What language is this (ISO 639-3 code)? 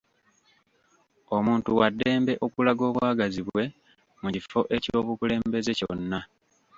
lug